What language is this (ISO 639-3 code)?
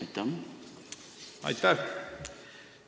est